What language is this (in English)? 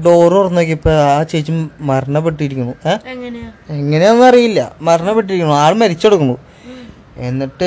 Malayalam